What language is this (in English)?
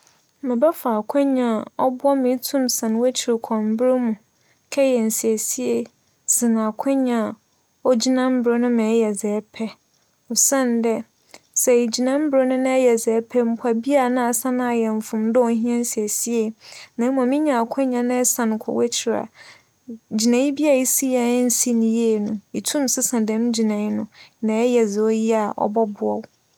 Akan